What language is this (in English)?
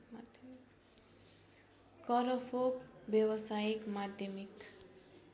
Nepali